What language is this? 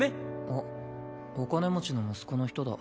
Japanese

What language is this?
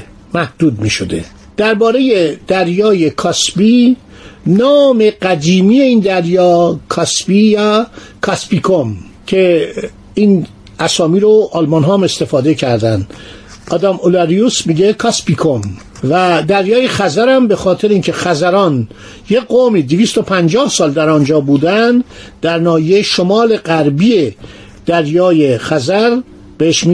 Persian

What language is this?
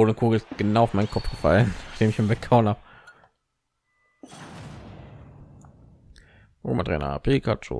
German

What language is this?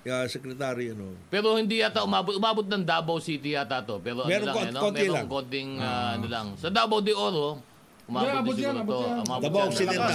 Filipino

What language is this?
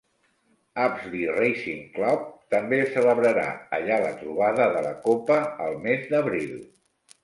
Catalan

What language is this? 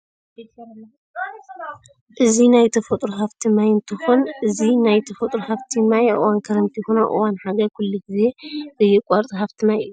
Tigrinya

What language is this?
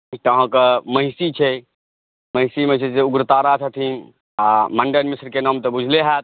Maithili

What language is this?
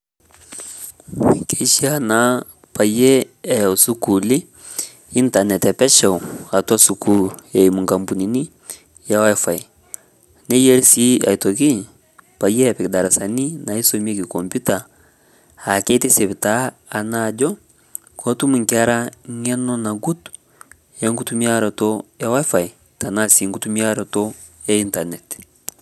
Masai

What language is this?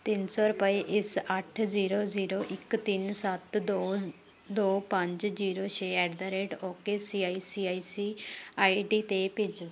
Punjabi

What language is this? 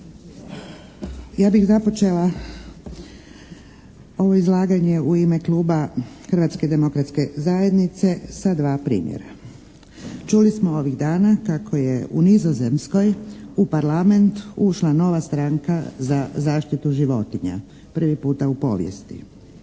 Croatian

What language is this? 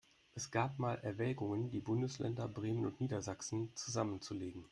German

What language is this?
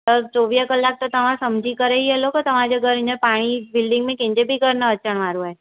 Sindhi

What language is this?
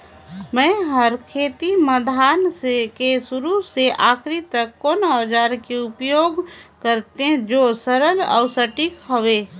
Chhattisgarhi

